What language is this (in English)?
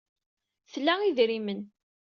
Kabyle